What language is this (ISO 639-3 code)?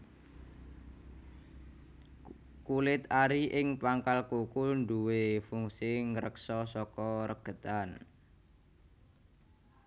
jav